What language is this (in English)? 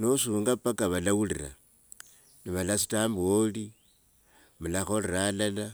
Wanga